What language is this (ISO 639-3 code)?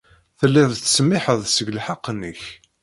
kab